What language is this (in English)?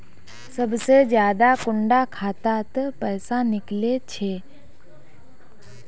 Magahi